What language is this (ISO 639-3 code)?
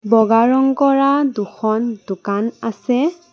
asm